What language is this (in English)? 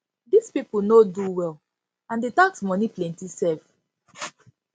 Nigerian Pidgin